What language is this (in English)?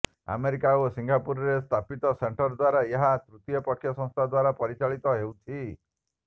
Odia